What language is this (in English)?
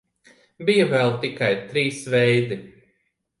Latvian